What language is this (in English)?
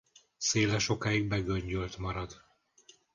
Hungarian